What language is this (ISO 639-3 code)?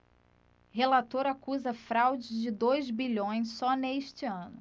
por